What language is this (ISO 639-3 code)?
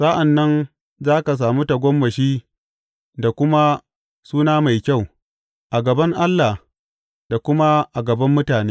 hau